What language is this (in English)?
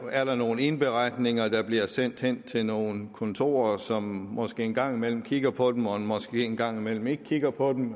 Danish